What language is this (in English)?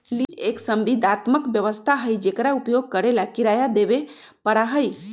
Magahi